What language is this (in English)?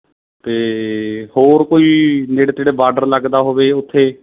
Punjabi